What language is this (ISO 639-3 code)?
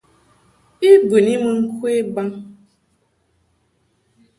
mhk